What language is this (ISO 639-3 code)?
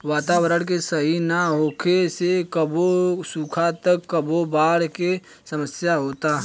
bho